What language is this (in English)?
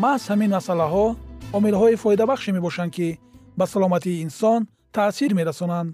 Persian